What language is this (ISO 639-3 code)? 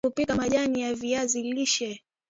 swa